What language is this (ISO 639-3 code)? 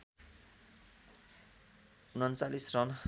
nep